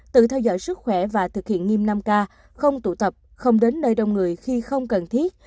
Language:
Vietnamese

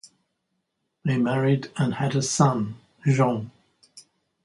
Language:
English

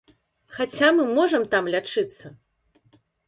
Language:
Belarusian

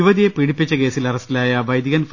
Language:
Malayalam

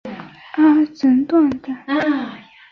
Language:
Chinese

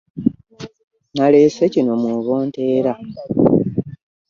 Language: Ganda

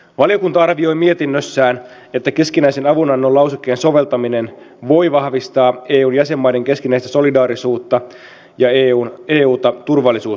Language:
Finnish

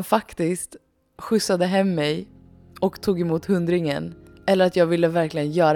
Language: Swedish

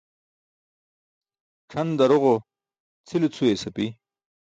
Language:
Burushaski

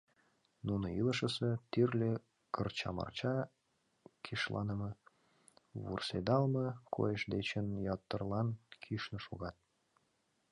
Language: Mari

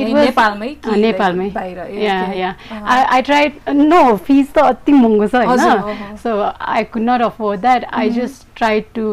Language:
English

